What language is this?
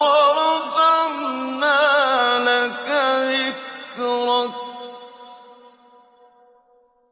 Arabic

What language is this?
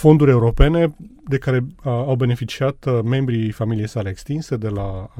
Romanian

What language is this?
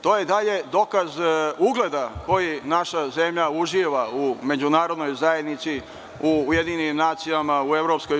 Serbian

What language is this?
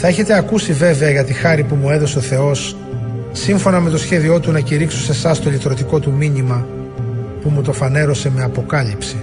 Greek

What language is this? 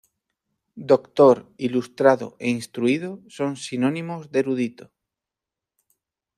Spanish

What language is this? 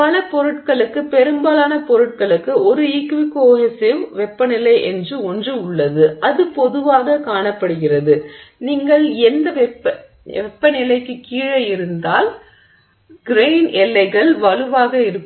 Tamil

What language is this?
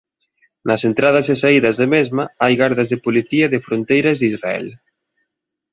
Galician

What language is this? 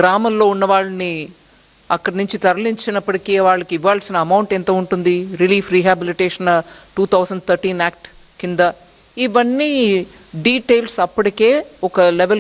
Telugu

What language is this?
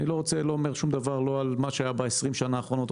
Hebrew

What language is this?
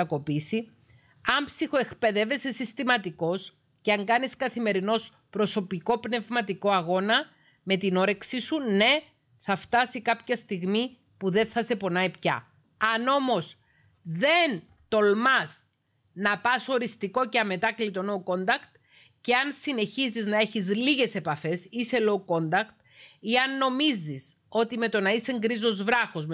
Greek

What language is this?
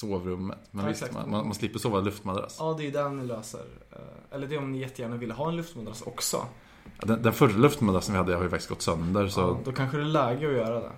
Swedish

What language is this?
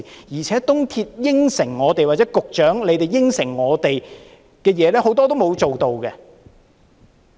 Cantonese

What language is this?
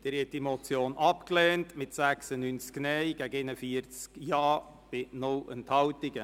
Swiss German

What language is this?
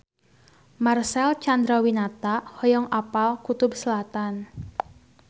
Sundanese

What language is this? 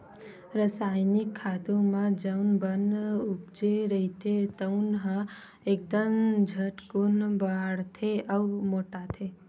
Chhattisgarhi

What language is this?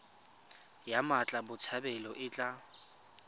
Tswana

